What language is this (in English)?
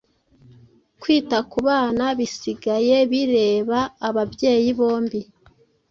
Kinyarwanda